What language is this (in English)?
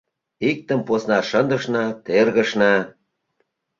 Mari